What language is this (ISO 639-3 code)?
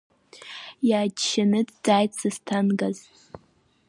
abk